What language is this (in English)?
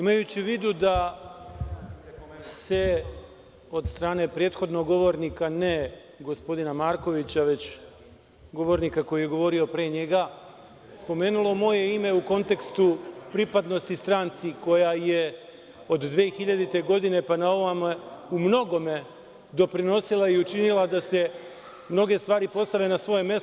Serbian